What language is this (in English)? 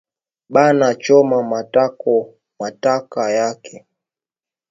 Swahili